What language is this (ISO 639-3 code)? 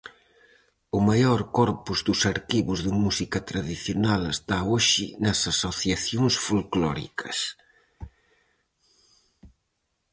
glg